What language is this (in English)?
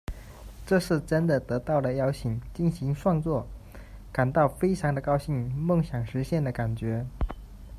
Chinese